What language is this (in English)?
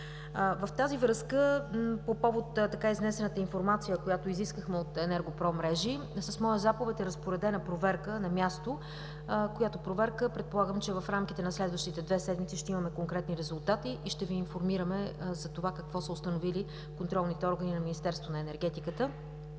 Bulgarian